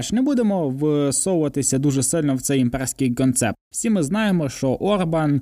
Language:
Ukrainian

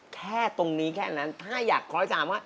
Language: Thai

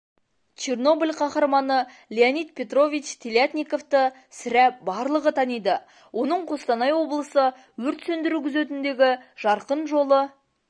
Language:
Kazakh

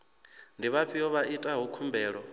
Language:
Venda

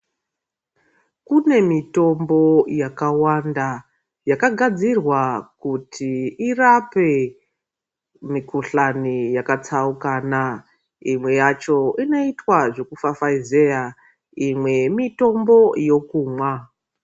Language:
Ndau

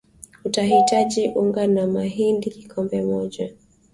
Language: Swahili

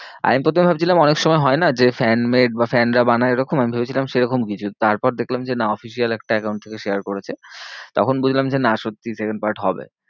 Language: Bangla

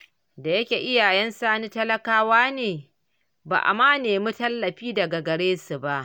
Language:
Hausa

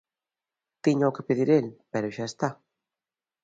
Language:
Galician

